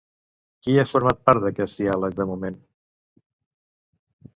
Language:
Catalan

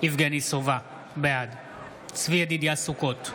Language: Hebrew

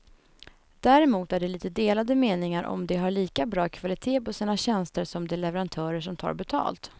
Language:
Swedish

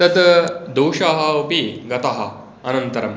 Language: Sanskrit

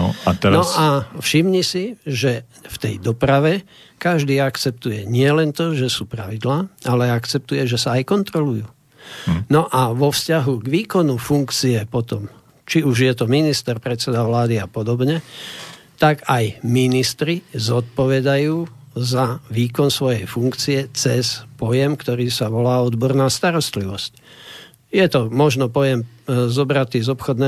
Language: Slovak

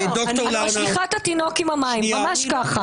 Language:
Hebrew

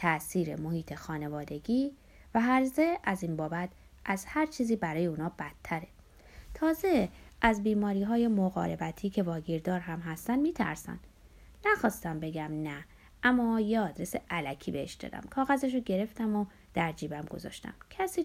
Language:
Persian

